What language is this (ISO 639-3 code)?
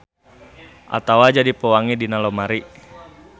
sun